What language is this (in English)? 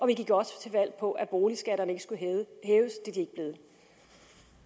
Danish